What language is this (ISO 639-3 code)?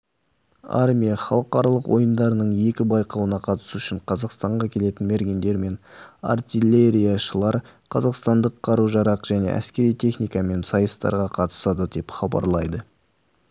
kaz